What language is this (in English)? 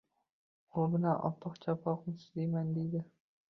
Uzbek